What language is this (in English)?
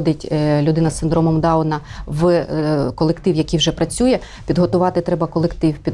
Ukrainian